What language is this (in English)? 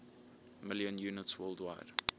English